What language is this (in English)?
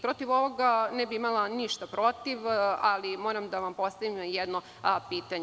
Serbian